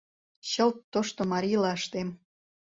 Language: Mari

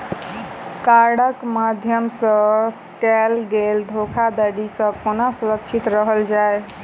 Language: Maithili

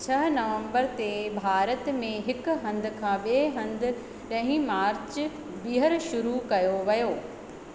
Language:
Sindhi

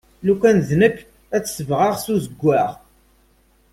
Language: Kabyle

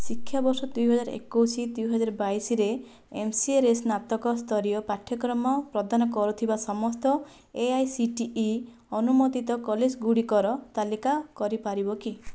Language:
Odia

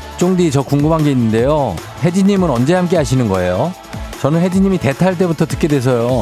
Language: Korean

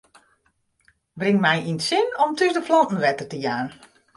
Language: Western Frisian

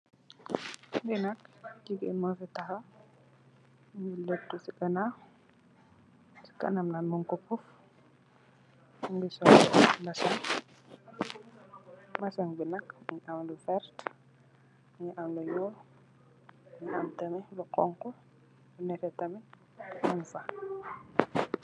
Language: Wolof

